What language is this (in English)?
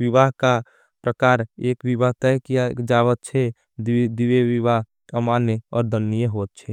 Angika